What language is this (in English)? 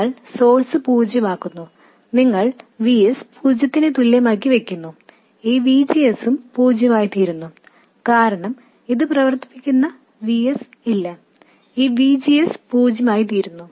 Malayalam